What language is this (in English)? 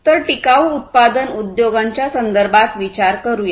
Marathi